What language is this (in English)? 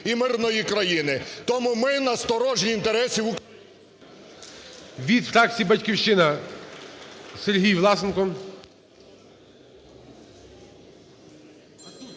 Ukrainian